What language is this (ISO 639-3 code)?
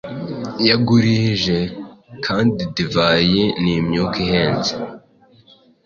kin